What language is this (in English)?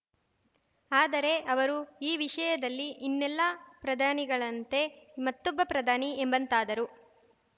Kannada